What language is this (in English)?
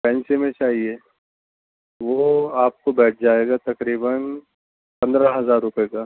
Urdu